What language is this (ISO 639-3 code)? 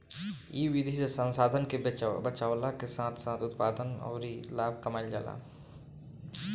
bho